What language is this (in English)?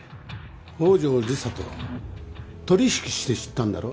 Japanese